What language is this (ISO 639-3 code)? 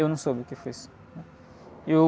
por